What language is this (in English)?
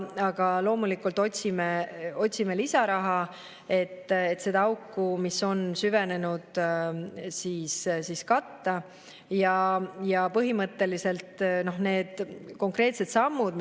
Estonian